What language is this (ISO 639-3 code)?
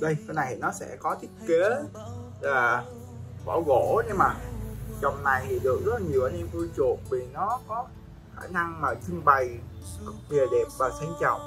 vie